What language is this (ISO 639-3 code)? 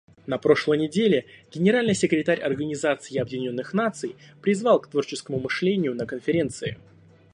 rus